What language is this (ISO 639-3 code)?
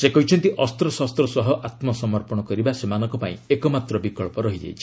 ori